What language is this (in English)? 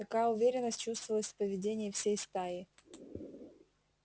Russian